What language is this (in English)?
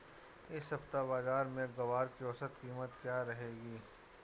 Hindi